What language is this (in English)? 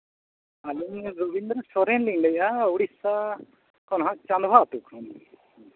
Santali